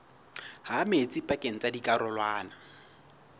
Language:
Southern Sotho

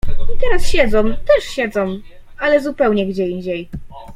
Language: Polish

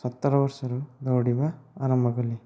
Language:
Odia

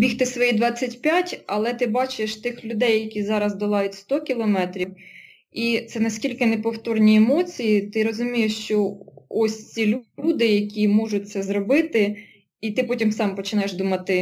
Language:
Ukrainian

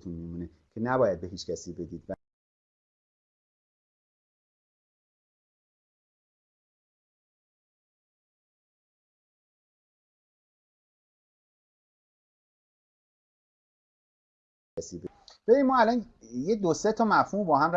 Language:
Persian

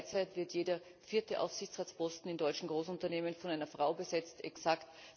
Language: German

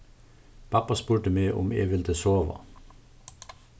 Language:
Faroese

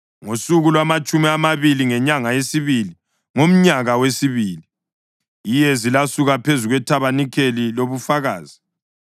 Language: North Ndebele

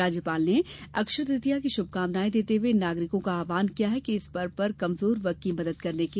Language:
Hindi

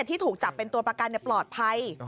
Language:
Thai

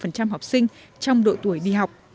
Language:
Vietnamese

